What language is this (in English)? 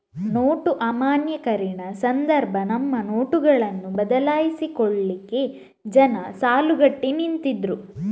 Kannada